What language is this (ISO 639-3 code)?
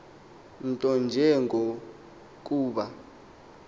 xho